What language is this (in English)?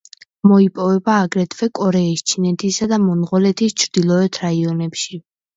Georgian